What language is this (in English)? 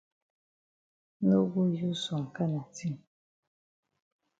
Cameroon Pidgin